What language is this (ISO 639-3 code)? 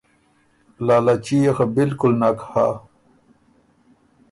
oru